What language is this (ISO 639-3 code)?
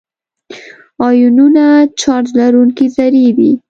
pus